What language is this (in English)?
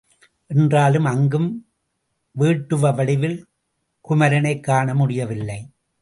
Tamil